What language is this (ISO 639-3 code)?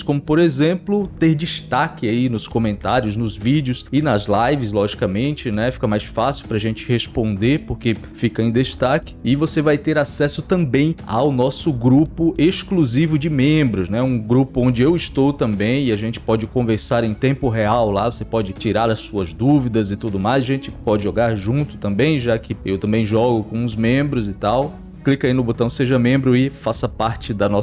por